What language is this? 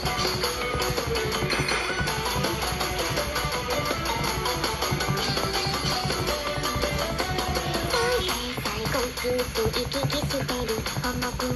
Thai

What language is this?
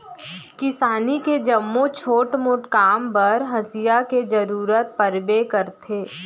Chhattisgarhi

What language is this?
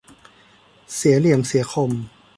Thai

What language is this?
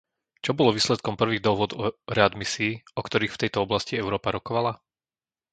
Slovak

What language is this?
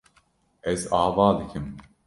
Kurdish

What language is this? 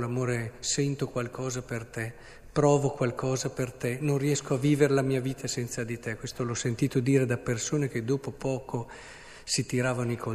Italian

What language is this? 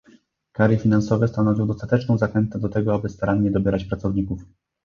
Polish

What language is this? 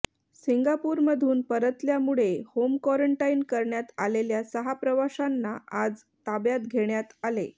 Marathi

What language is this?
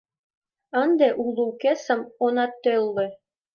Mari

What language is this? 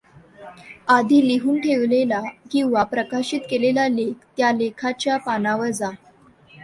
Marathi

